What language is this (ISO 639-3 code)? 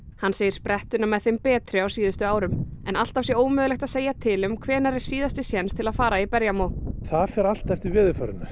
isl